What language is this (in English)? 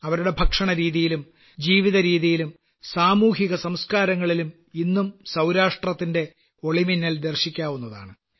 Malayalam